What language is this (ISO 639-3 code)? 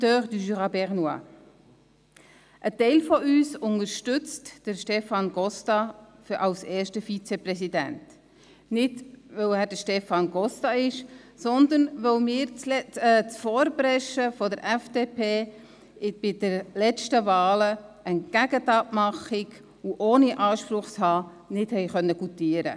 gsw